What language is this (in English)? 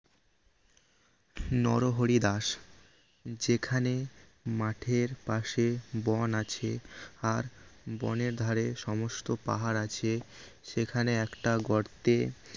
Bangla